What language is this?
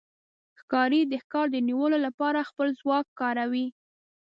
Pashto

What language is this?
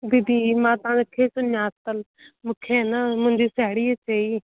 Sindhi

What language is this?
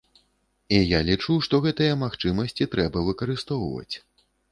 Belarusian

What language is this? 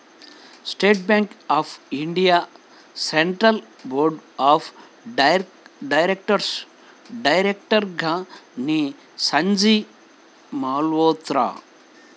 Telugu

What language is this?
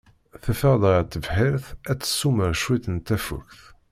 Kabyle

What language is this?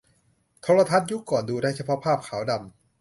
Thai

